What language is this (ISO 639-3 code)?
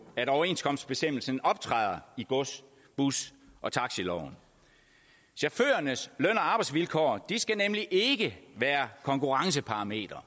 dan